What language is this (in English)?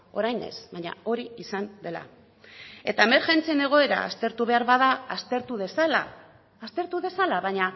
Basque